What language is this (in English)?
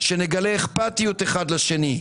Hebrew